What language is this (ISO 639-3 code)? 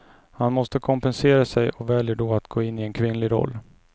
swe